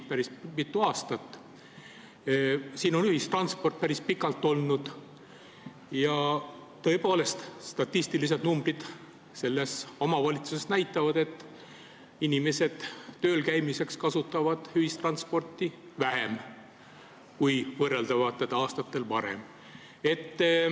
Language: Estonian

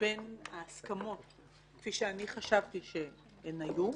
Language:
Hebrew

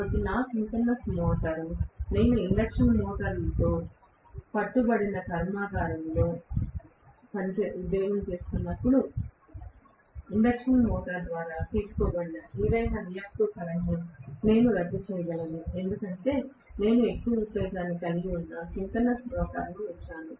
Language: Telugu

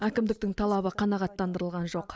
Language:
Kazakh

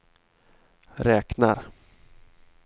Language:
Swedish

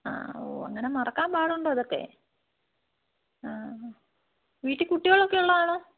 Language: Malayalam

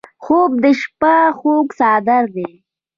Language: Pashto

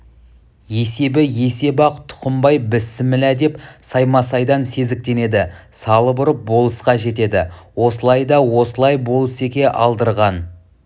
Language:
Kazakh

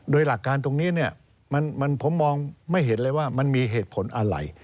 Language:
Thai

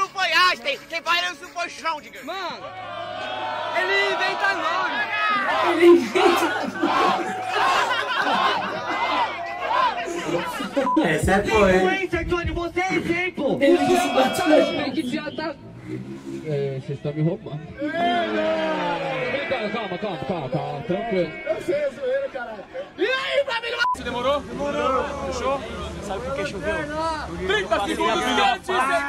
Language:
Portuguese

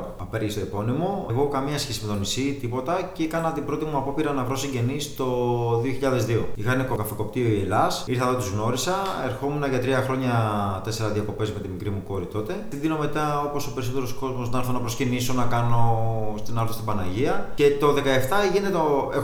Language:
Greek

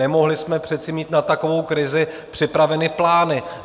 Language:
Czech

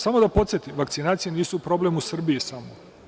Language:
Serbian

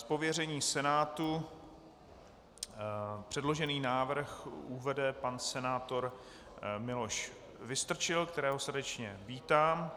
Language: Czech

